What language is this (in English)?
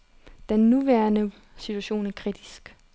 Danish